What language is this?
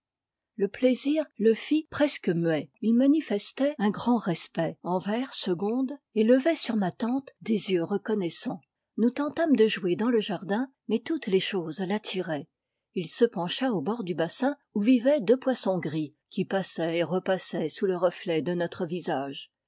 French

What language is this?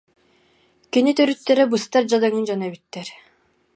Yakut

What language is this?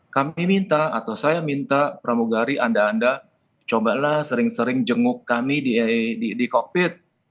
Indonesian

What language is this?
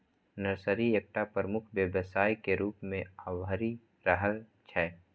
Maithili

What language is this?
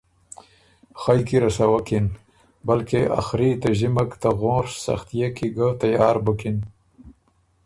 Ormuri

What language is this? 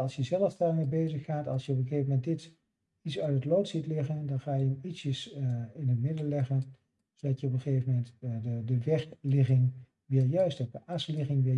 Dutch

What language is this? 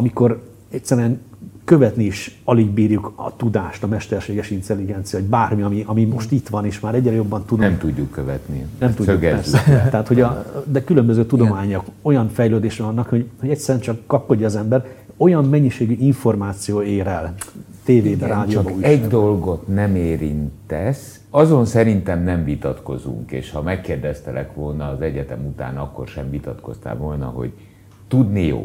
Hungarian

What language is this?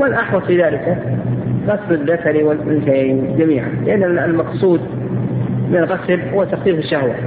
Arabic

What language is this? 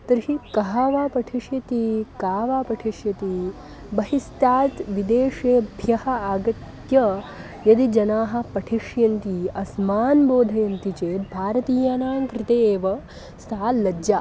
Sanskrit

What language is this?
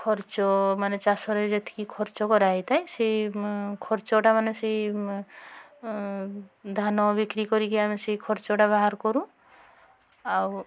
Odia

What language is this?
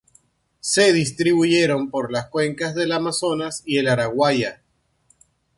Spanish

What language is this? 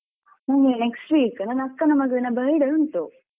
Kannada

